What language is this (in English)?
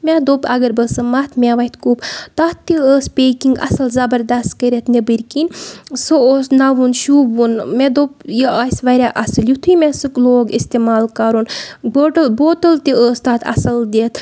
Kashmiri